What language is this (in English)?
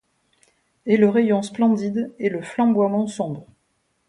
French